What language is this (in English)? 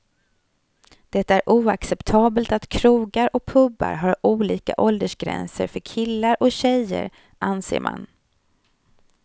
Swedish